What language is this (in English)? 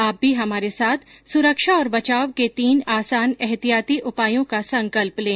Hindi